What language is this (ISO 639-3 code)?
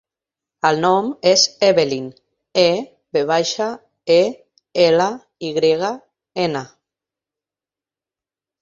cat